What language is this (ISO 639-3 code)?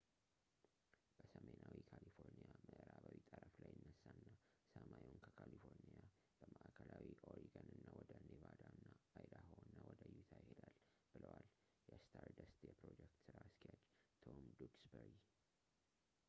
amh